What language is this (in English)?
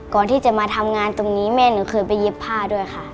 Thai